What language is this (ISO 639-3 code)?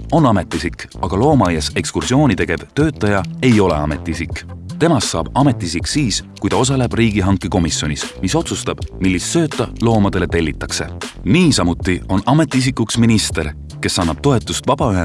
est